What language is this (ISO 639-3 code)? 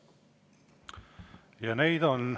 est